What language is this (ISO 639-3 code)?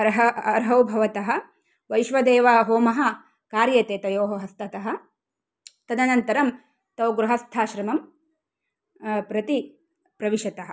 san